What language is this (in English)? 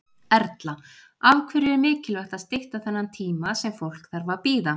Icelandic